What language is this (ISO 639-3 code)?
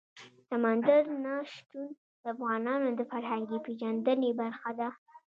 pus